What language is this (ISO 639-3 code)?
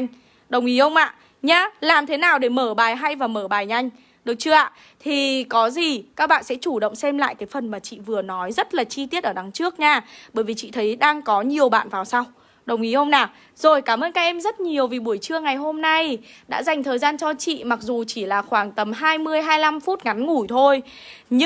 vie